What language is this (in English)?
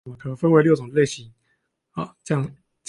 Chinese